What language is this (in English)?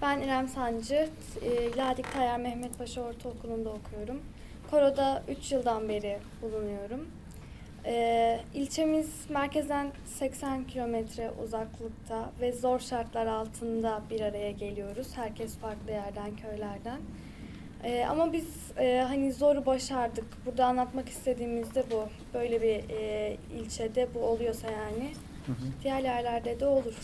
Turkish